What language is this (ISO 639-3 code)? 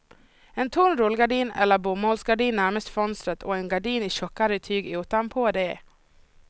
swe